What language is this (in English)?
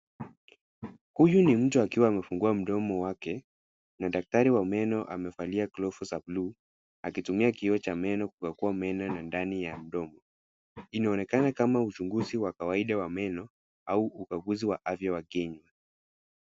Swahili